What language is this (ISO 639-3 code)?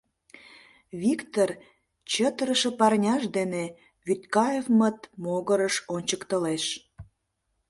chm